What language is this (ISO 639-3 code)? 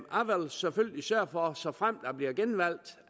dan